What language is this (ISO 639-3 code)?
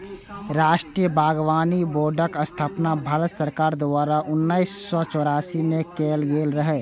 mai